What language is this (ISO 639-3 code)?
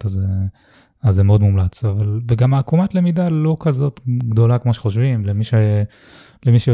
heb